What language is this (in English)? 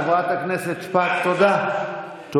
Hebrew